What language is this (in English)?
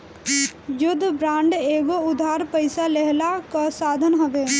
Bhojpuri